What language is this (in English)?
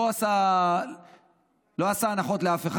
Hebrew